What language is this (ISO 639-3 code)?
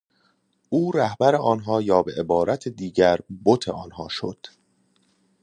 fas